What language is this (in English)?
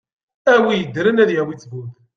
Kabyle